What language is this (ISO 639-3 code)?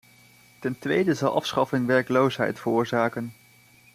nld